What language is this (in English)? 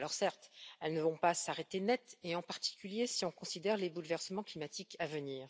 French